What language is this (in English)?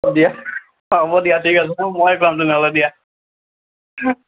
Assamese